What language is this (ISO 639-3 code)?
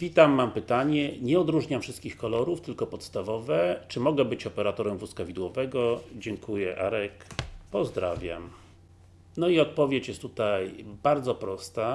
pol